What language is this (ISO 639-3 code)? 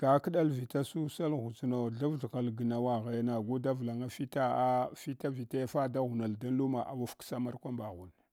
hwo